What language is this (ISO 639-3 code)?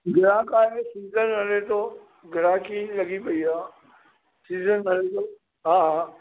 snd